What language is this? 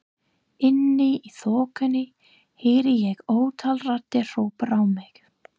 Icelandic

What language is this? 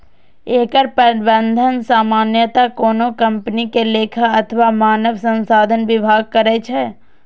Maithili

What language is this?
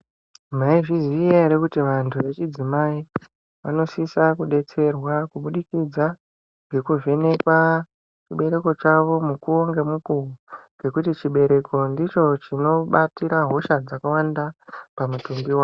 Ndau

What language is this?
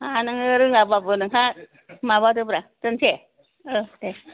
Bodo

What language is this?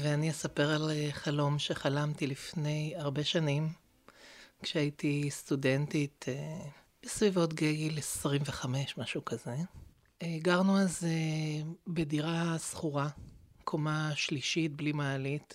Hebrew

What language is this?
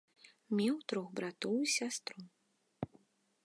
Belarusian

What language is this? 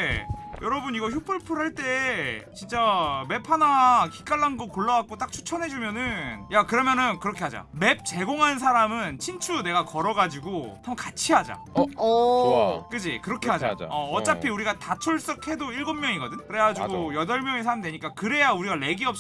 Korean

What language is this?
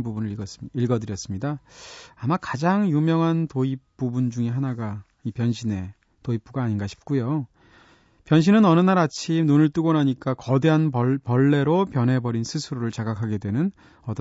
Korean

